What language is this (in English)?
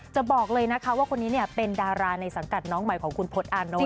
Thai